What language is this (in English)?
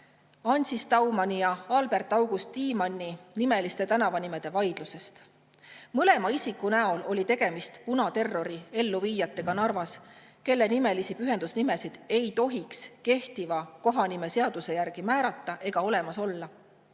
Estonian